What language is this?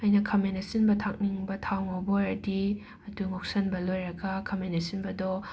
Manipuri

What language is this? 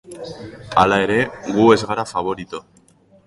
Basque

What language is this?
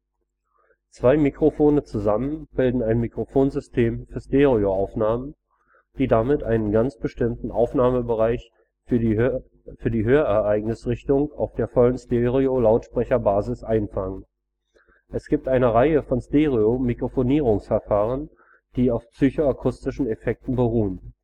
German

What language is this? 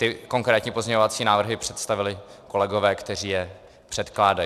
Czech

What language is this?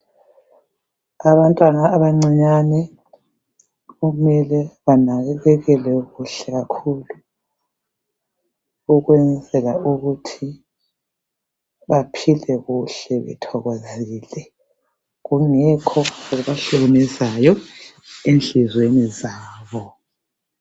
North Ndebele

